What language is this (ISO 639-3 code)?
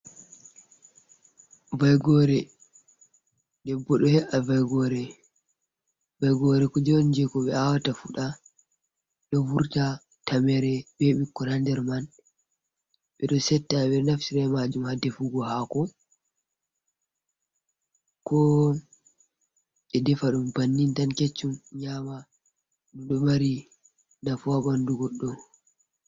ful